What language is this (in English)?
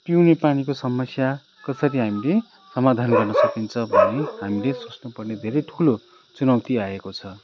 Nepali